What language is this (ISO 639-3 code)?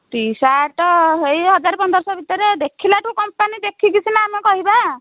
ori